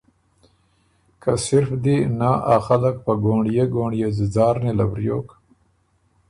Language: Ormuri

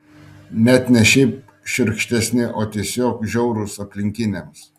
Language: Lithuanian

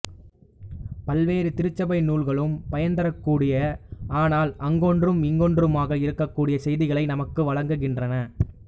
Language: Tamil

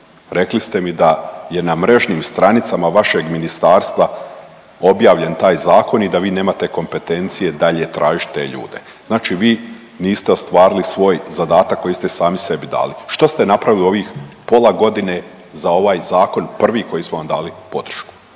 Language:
Croatian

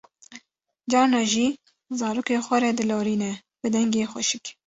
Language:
Kurdish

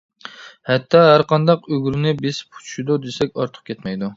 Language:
Uyghur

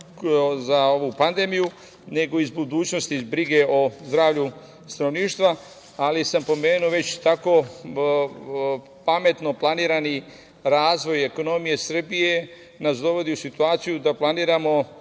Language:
Serbian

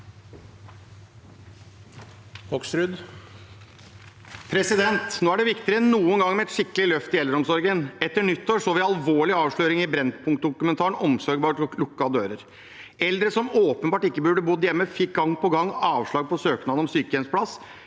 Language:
Norwegian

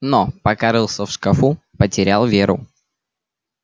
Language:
Russian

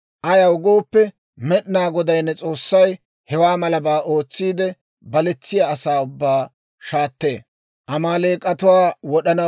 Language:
Dawro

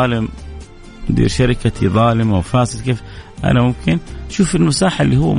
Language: Arabic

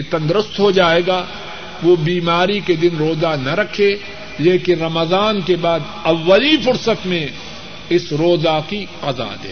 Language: Urdu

